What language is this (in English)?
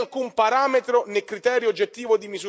Italian